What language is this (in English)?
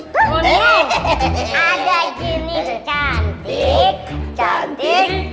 Indonesian